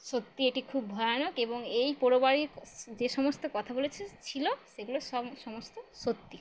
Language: Bangla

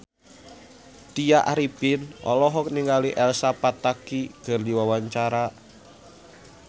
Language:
Sundanese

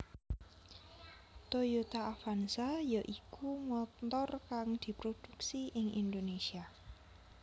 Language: Javanese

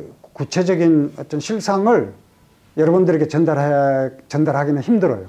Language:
Korean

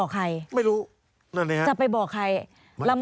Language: Thai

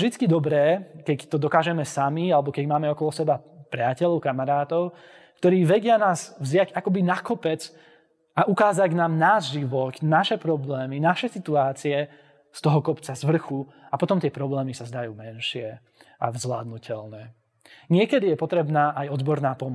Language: Slovak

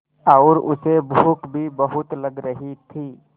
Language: Hindi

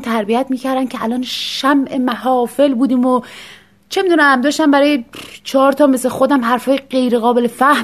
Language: Persian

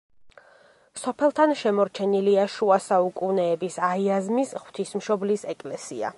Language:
Georgian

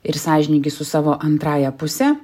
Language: Lithuanian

